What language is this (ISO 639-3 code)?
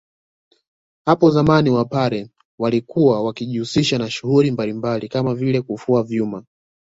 swa